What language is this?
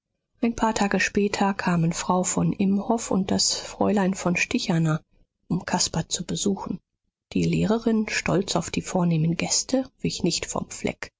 German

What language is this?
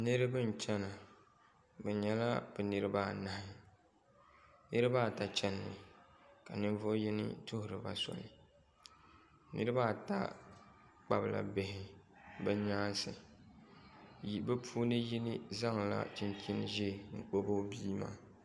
Dagbani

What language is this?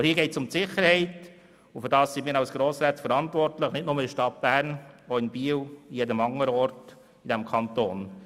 Swiss German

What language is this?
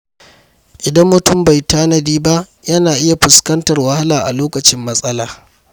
Hausa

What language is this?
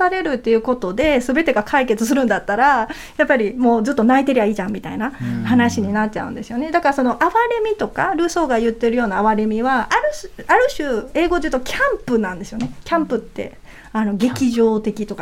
Japanese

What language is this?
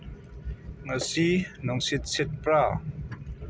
Manipuri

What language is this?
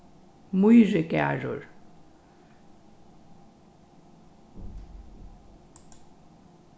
Faroese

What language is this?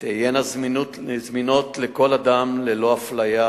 Hebrew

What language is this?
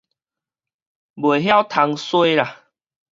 Min Nan Chinese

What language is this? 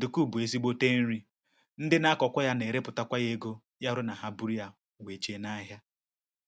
Igbo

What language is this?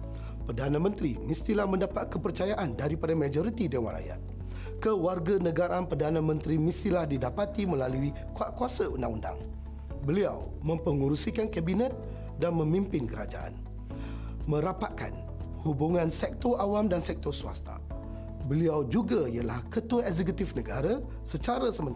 Malay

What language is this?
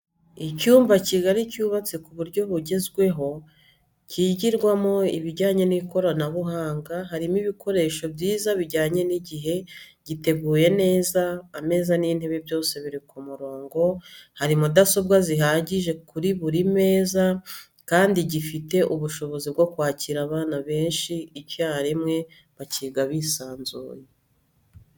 Kinyarwanda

